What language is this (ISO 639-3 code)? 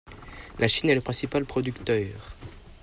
fra